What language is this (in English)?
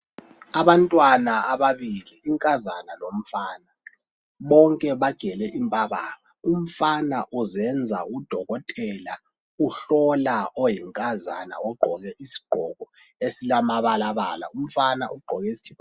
North Ndebele